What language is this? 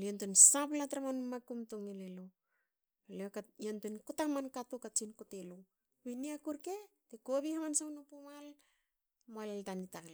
Hakö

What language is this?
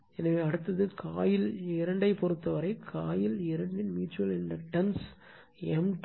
Tamil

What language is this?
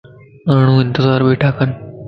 Lasi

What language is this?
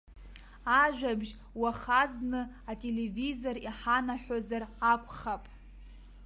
Abkhazian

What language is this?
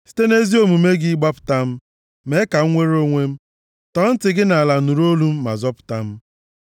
Igbo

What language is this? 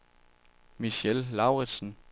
Danish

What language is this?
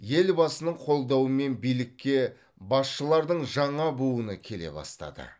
Kazakh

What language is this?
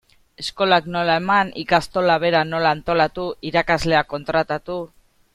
Basque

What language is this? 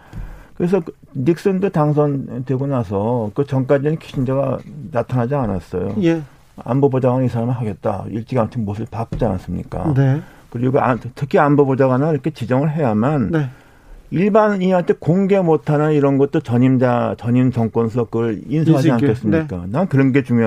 Korean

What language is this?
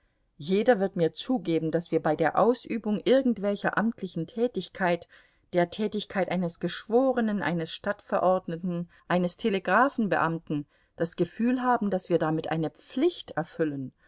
German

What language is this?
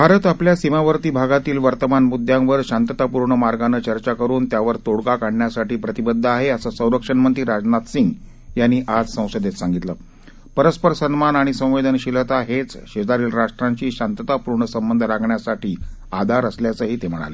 Marathi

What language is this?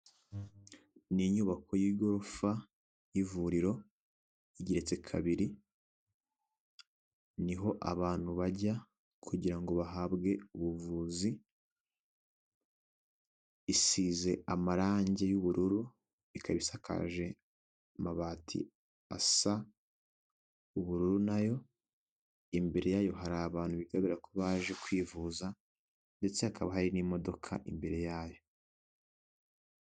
Kinyarwanda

